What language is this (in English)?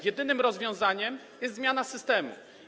Polish